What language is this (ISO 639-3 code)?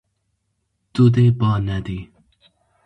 kur